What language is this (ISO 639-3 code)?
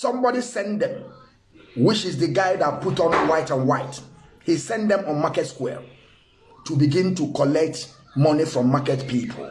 eng